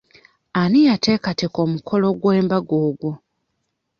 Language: Ganda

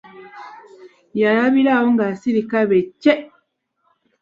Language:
Ganda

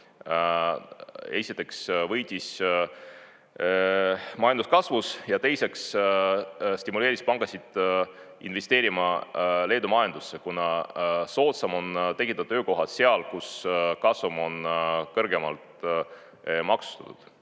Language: Estonian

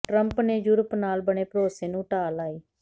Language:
Punjabi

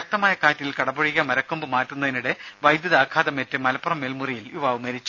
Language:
Malayalam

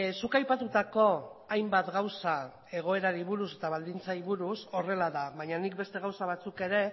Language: Basque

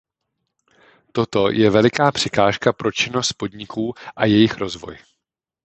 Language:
Czech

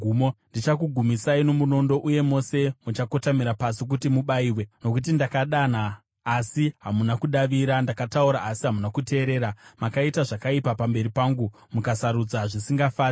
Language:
Shona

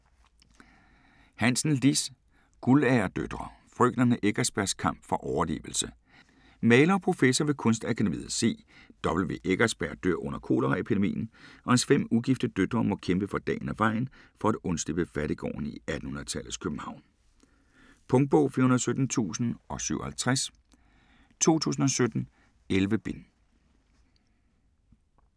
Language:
Danish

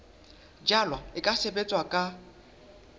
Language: Southern Sotho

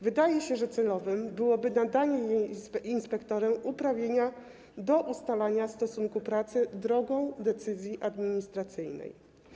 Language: Polish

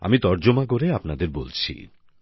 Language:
Bangla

